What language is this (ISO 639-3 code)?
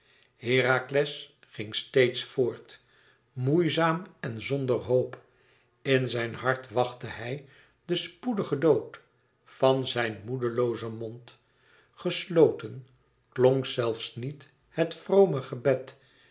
nld